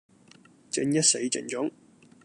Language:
Cantonese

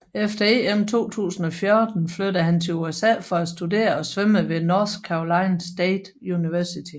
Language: Danish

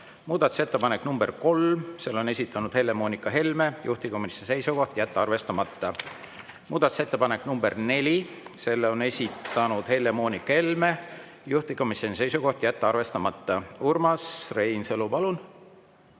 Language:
Estonian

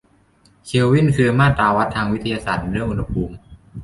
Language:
Thai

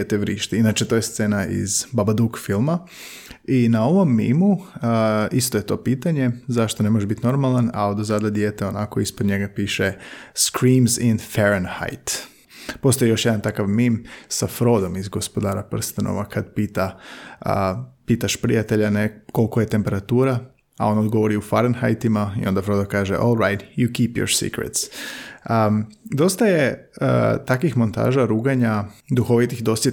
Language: Croatian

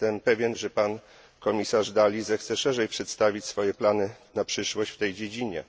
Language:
Polish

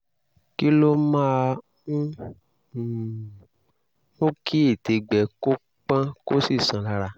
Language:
Yoruba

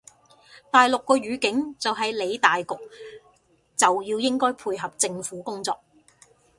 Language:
Cantonese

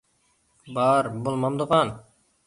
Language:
Uyghur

